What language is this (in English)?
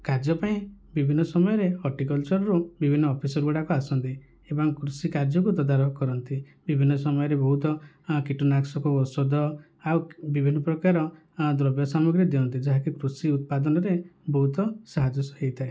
Odia